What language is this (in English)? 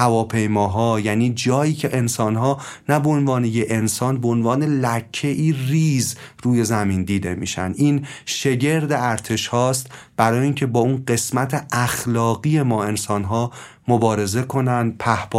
Persian